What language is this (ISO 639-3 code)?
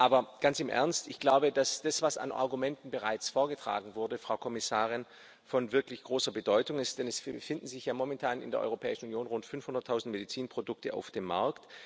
deu